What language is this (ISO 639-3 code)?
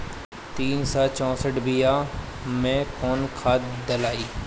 bho